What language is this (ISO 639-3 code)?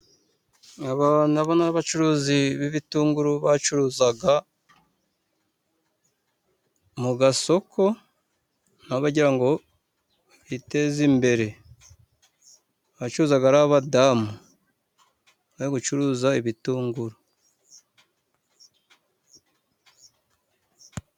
kin